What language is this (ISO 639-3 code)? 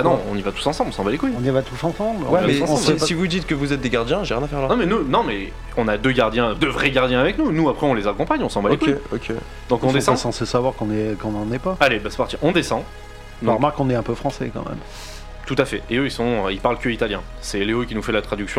fra